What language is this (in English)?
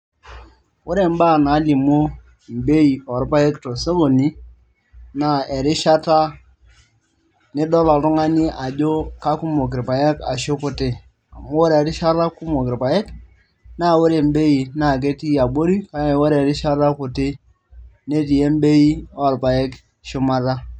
Masai